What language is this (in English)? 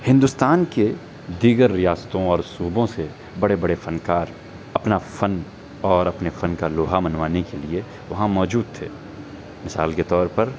Urdu